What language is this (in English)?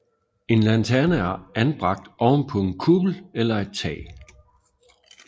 Danish